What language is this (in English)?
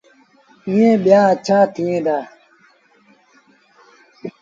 Sindhi Bhil